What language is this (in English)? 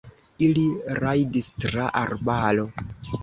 Esperanto